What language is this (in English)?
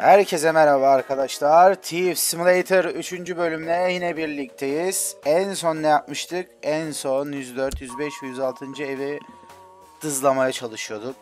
Turkish